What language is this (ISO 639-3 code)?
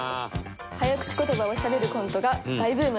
jpn